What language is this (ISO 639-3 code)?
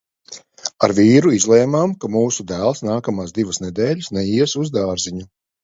lav